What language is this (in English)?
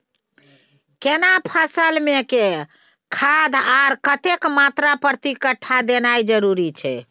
Maithili